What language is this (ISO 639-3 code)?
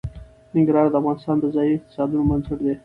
pus